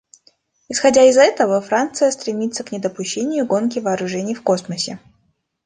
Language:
Russian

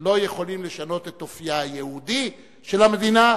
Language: Hebrew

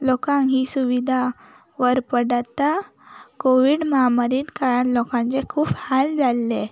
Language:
Konkani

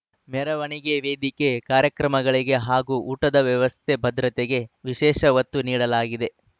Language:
Kannada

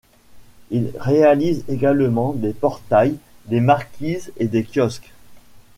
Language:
French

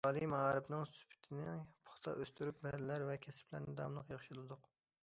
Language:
Uyghur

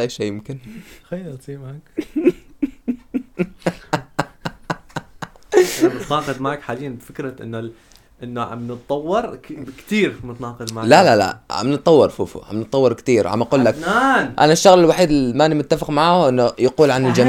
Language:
Arabic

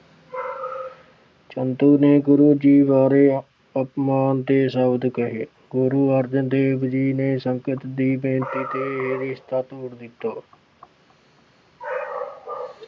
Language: Punjabi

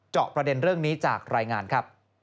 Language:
Thai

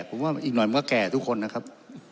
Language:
Thai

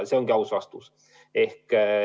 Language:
Estonian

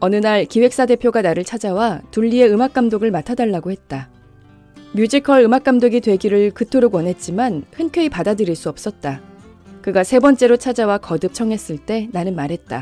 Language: Korean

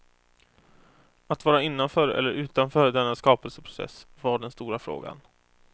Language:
Swedish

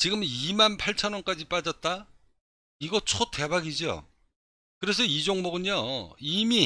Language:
Korean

